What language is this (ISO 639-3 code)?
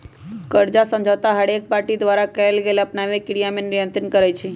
mag